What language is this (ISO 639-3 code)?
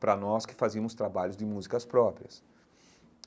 por